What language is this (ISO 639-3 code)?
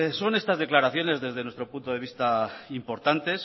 spa